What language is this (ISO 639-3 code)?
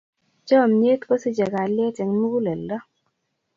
kln